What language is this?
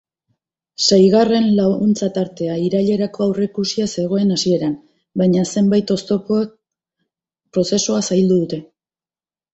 Basque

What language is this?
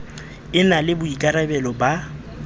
Southern Sotho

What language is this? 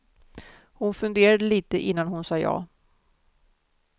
Swedish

